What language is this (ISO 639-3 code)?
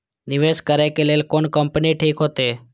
mai